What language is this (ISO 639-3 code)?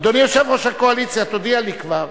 heb